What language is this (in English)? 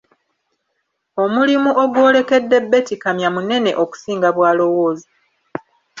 Ganda